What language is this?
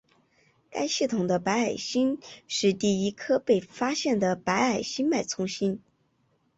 Chinese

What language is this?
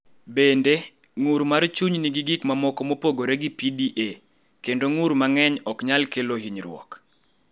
Luo (Kenya and Tanzania)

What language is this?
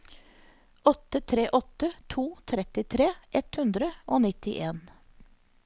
Norwegian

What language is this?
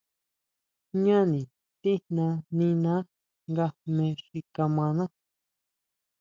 Huautla Mazatec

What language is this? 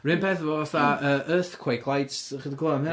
Welsh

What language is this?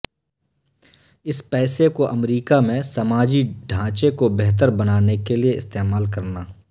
Urdu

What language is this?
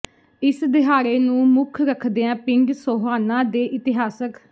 Punjabi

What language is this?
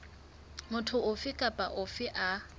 Southern Sotho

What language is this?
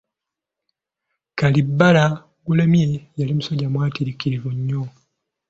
Ganda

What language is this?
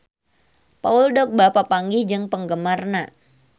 Sundanese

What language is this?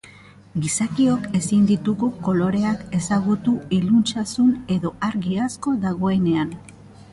Basque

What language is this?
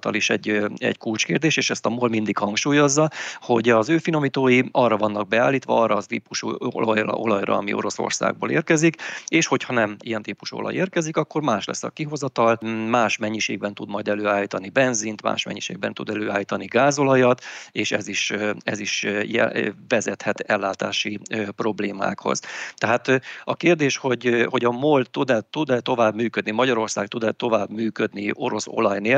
Hungarian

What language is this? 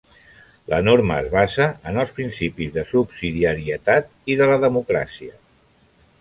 Catalan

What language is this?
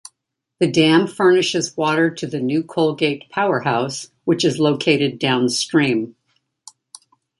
English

